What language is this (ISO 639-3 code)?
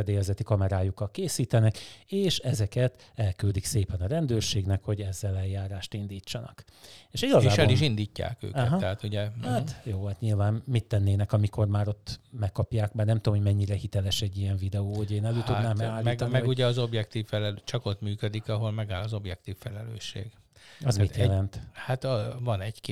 hun